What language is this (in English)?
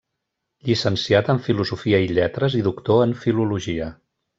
Catalan